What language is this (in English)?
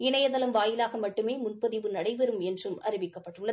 Tamil